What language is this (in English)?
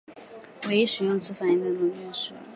Chinese